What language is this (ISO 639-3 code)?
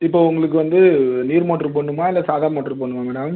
tam